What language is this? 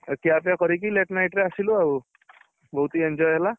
Odia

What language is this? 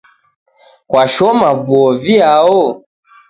Taita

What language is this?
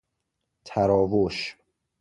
Persian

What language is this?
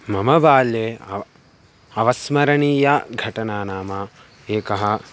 Sanskrit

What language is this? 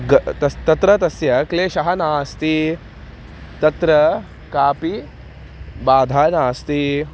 Sanskrit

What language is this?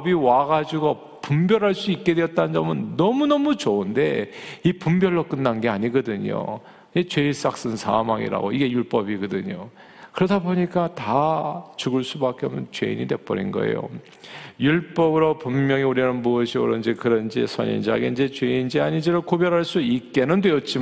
Korean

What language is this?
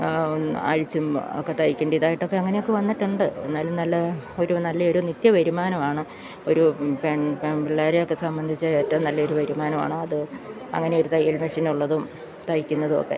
Malayalam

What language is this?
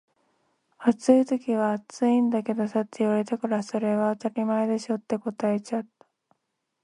Japanese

